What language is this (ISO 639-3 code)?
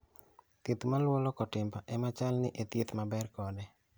luo